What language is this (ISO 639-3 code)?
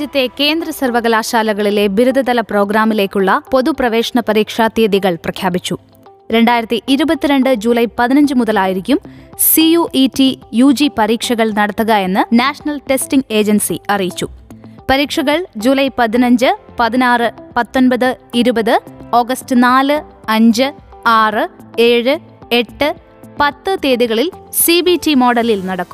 mal